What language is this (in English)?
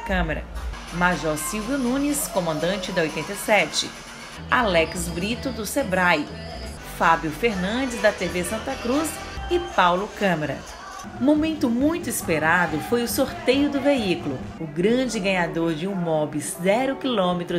Portuguese